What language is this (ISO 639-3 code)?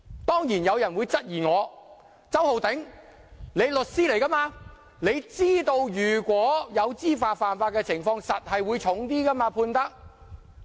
yue